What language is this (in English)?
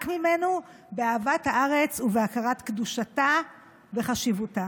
Hebrew